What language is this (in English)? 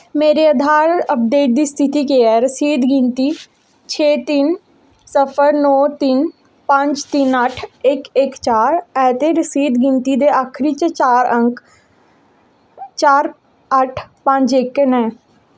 Dogri